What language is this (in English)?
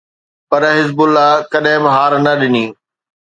Sindhi